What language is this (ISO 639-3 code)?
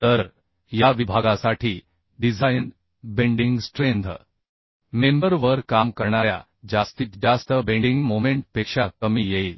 mar